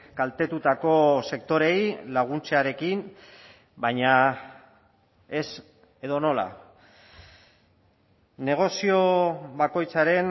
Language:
Basque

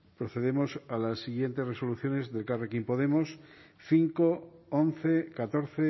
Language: Spanish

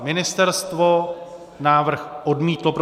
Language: Czech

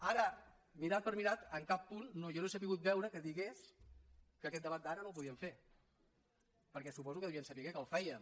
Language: Catalan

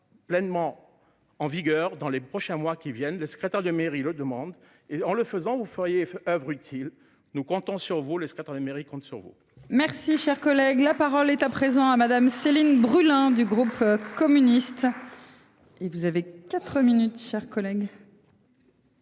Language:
French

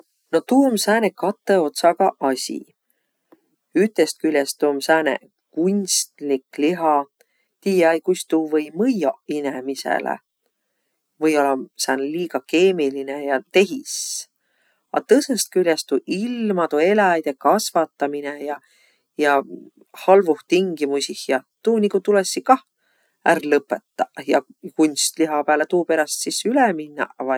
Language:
Võro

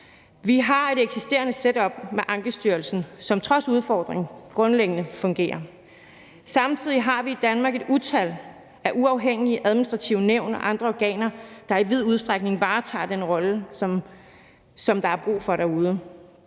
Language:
Danish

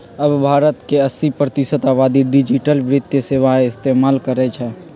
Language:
Magahi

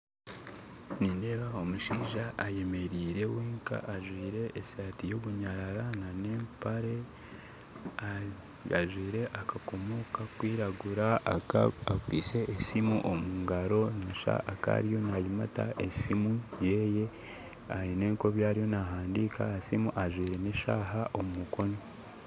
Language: Nyankole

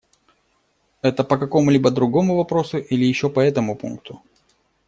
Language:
Russian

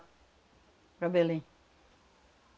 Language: Portuguese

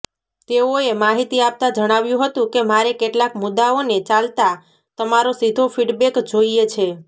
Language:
Gujarati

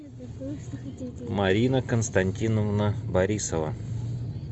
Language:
Russian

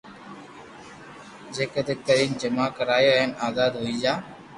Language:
Loarki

